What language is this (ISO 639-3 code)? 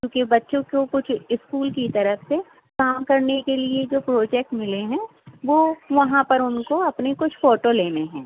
urd